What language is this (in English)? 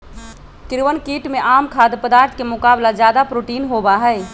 Magahi